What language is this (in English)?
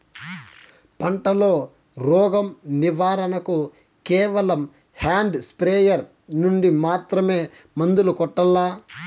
Telugu